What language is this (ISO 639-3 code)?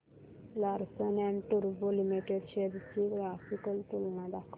mar